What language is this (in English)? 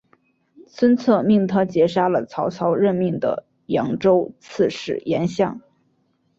Chinese